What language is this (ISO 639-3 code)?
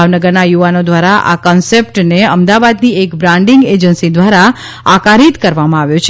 guj